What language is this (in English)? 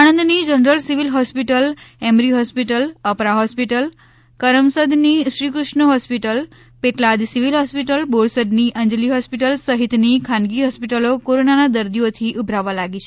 Gujarati